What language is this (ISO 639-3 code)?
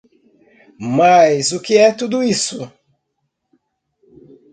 por